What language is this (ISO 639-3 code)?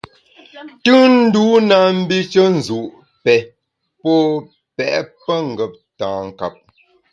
bax